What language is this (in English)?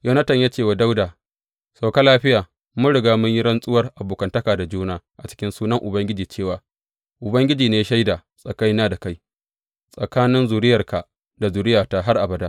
Hausa